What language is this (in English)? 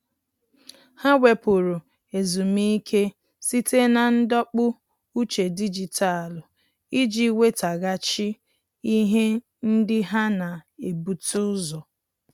Igbo